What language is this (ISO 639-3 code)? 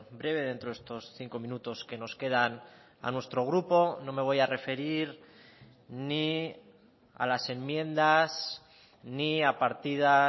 spa